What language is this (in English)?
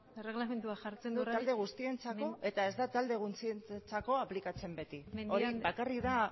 Basque